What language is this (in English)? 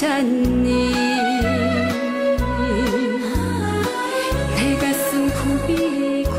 Thai